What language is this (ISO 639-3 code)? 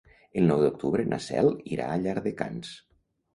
cat